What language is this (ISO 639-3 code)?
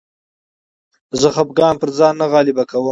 pus